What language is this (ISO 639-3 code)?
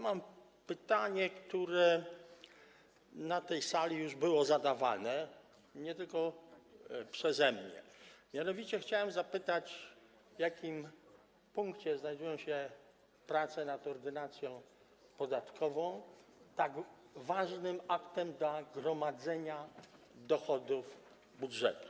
pol